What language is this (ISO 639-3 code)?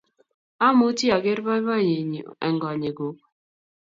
kln